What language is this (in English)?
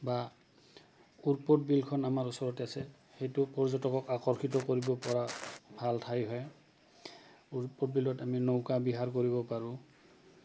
Assamese